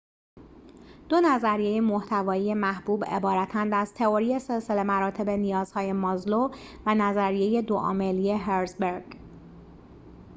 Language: Persian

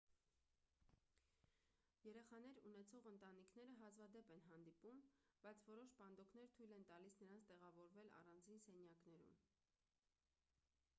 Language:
Armenian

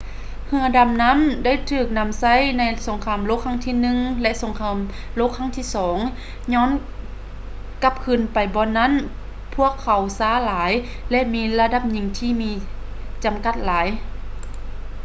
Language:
Lao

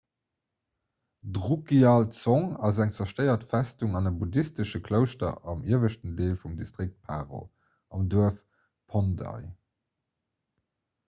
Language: Luxembourgish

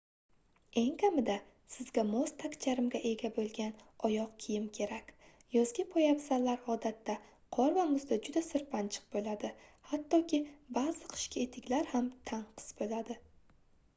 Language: Uzbek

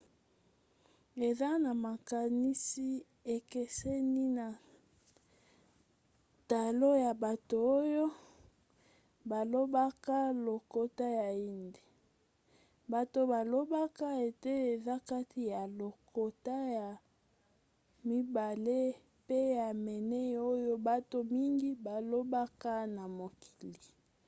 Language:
Lingala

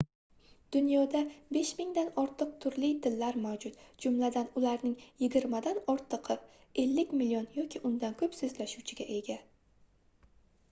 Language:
Uzbek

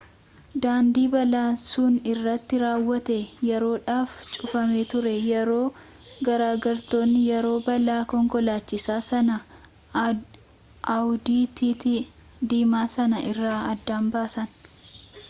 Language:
Oromo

